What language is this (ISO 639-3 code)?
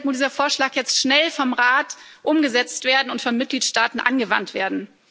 deu